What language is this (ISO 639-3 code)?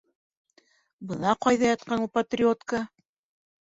bak